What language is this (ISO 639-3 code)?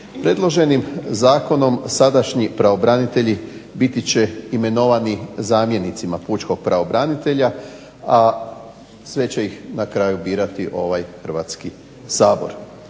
hrv